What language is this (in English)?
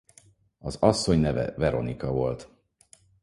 Hungarian